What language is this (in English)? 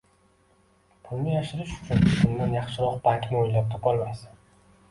Uzbek